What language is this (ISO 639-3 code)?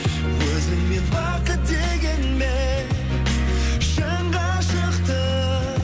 kaz